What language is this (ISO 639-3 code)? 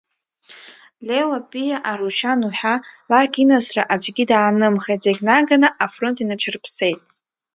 abk